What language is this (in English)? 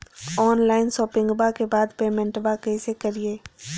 Magahi